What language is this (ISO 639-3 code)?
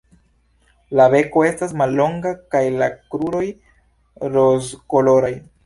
epo